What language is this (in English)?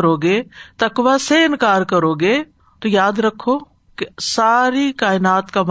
Urdu